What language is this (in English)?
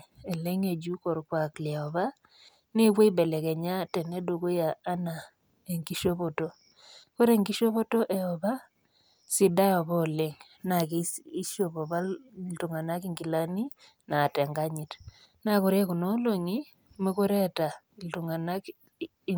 Masai